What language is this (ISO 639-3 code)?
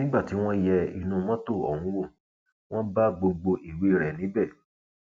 yor